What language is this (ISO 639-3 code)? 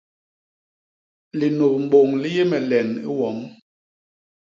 bas